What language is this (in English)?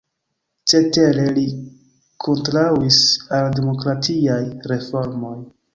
Esperanto